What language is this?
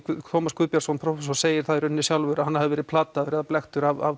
Icelandic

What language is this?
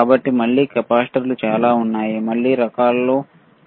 Telugu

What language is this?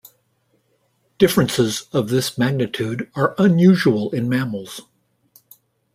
English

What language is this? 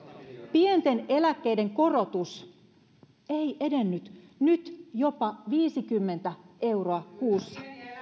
Finnish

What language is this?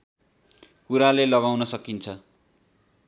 Nepali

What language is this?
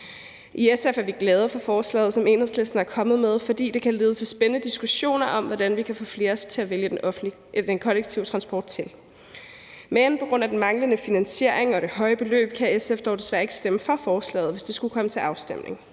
Danish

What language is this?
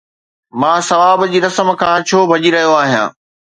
Sindhi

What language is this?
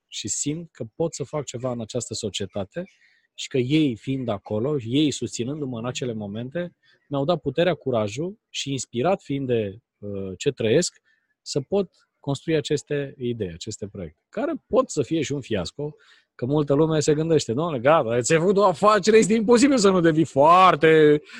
Romanian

